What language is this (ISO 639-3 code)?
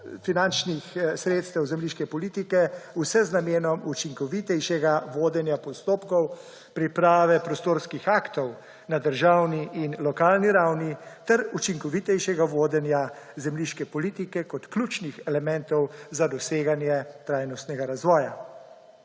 slv